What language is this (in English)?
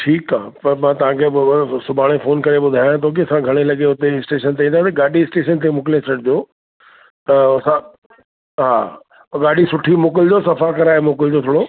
Sindhi